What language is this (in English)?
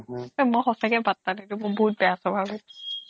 Assamese